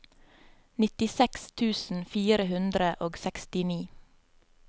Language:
Norwegian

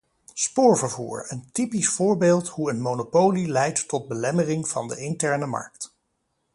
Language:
Dutch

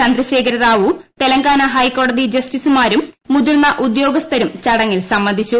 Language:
Malayalam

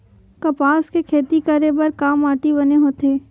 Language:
Chhattisgarhi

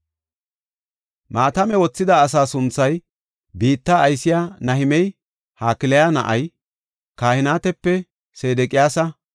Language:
Gofa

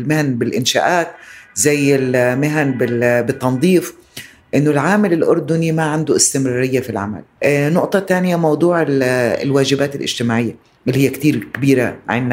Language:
Arabic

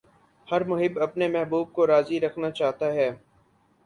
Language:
Urdu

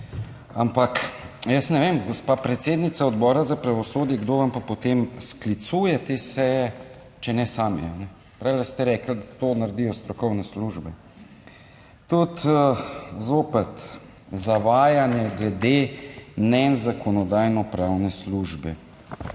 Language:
Slovenian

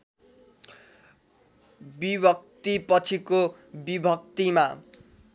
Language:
Nepali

